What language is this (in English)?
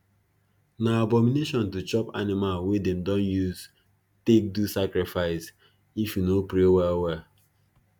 Nigerian Pidgin